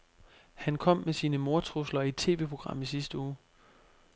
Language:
Danish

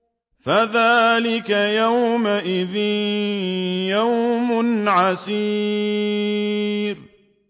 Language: Arabic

